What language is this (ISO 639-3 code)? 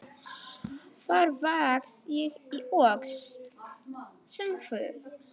isl